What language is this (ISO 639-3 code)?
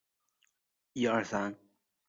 zho